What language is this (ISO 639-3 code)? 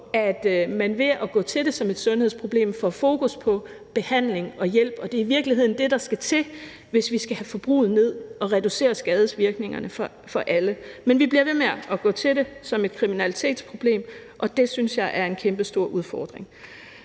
dan